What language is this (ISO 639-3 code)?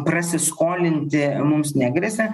lit